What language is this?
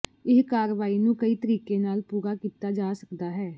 Punjabi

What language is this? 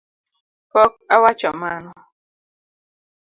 Luo (Kenya and Tanzania)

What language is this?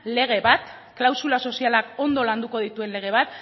Basque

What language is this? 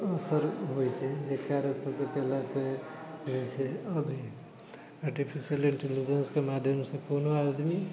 Maithili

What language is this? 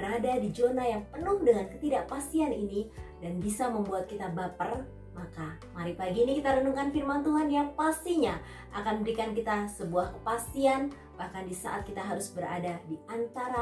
Indonesian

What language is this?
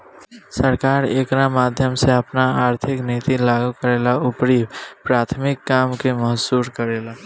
Bhojpuri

